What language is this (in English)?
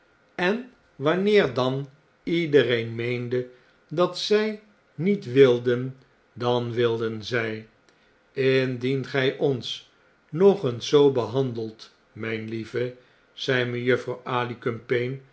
Dutch